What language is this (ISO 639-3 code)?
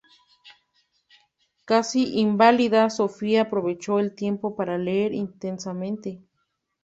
spa